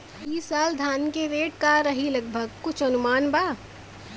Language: Bhojpuri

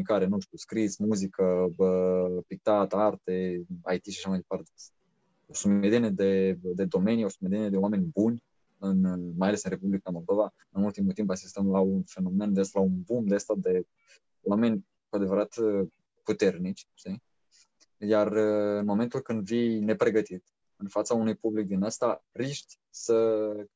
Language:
Romanian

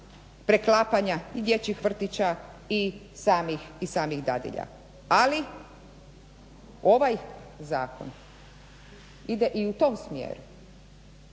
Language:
Croatian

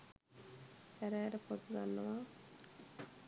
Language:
Sinhala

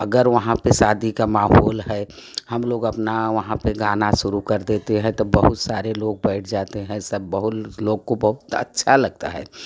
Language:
Hindi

